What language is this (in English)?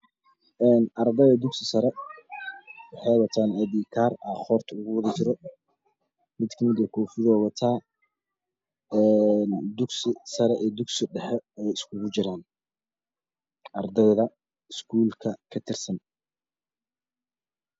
Somali